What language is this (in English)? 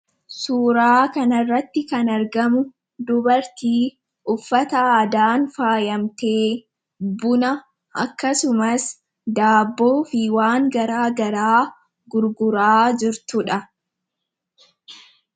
Oromo